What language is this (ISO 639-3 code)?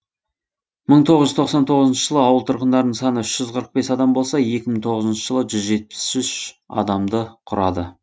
kaz